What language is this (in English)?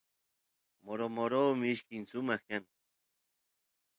Santiago del Estero Quichua